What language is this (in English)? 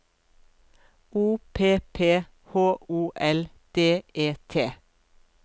Norwegian